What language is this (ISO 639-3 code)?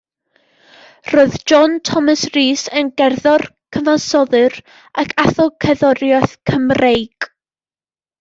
cym